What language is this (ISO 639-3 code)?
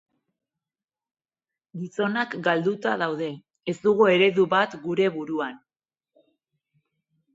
eus